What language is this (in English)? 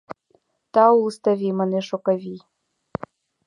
Mari